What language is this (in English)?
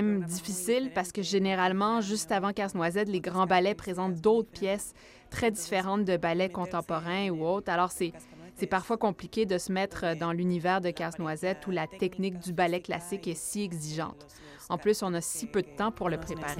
French